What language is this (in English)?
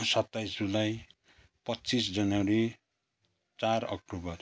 Nepali